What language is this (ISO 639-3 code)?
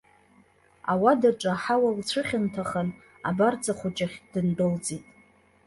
abk